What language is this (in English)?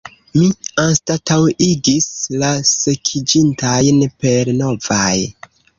Esperanto